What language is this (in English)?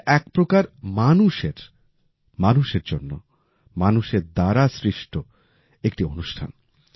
Bangla